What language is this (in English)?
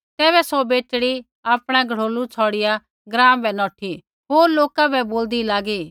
Kullu Pahari